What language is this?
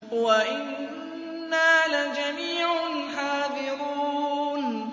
Arabic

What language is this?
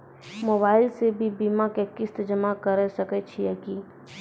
Maithili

